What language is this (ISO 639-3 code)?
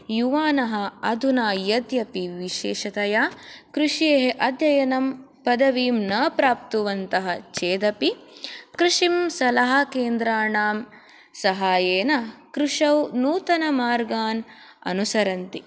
san